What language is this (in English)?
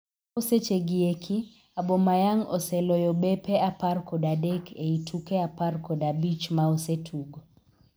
Luo (Kenya and Tanzania)